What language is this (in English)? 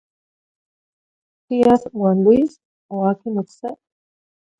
Zacatlán-Ahuacatlán-Tepetzintla Nahuatl